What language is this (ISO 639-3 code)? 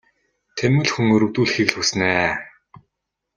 mon